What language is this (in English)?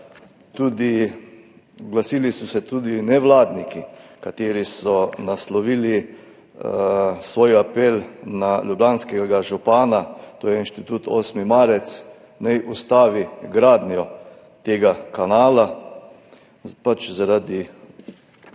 Slovenian